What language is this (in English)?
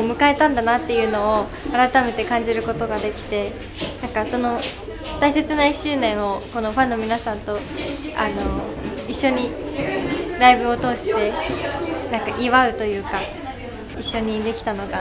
Japanese